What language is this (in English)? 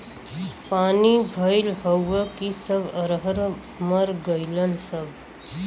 Bhojpuri